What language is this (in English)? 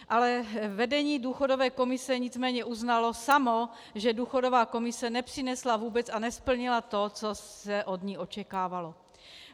Czech